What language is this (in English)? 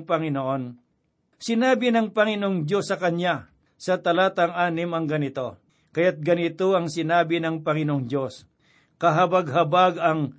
Filipino